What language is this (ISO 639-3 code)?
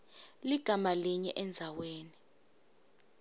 ssw